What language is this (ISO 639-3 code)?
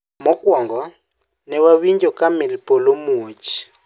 luo